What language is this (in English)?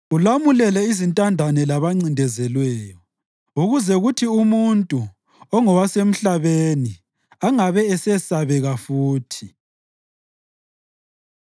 North Ndebele